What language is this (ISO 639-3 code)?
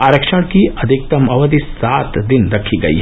hin